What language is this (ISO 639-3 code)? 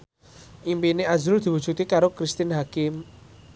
jav